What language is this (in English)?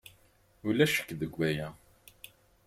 Kabyle